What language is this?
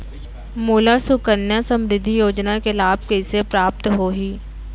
Chhattisgarhi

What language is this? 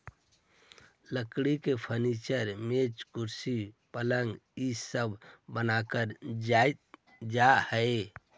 Magahi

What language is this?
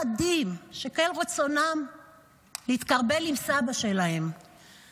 Hebrew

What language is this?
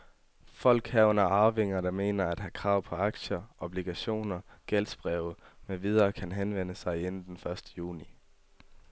Danish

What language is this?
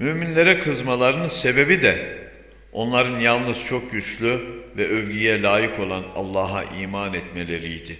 Turkish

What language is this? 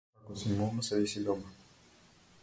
Macedonian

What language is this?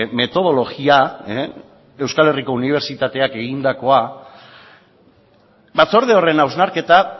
Basque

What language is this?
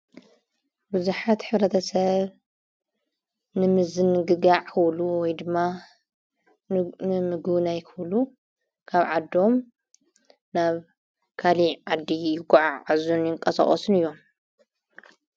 Tigrinya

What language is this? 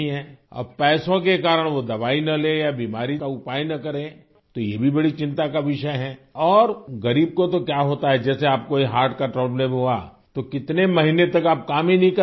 Urdu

